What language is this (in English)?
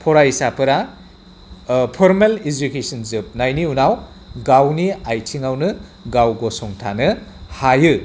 Bodo